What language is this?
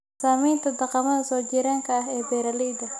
Somali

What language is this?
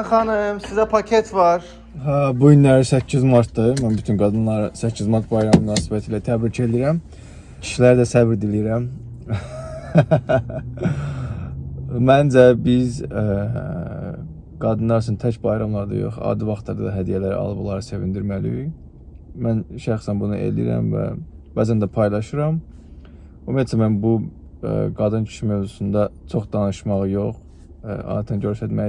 Turkish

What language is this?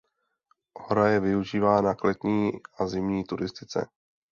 Czech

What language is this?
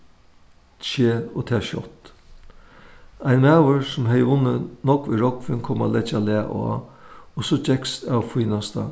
Faroese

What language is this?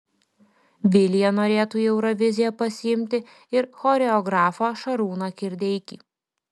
Lithuanian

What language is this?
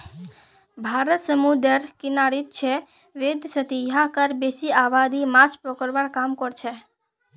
Magahi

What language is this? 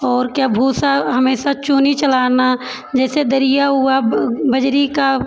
Hindi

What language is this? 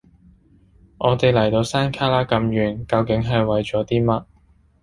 Cantonese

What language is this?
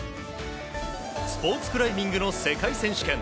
Japanese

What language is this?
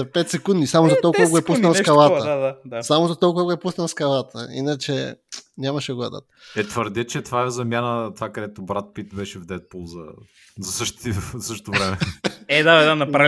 Bulgarian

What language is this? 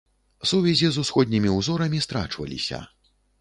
Belarusian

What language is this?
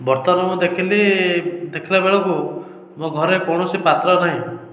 Odia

